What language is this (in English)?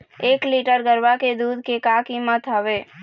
Chhattisgarhi